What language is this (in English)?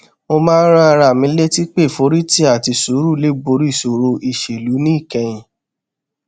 Yoruba